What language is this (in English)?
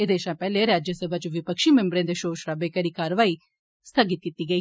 Dogri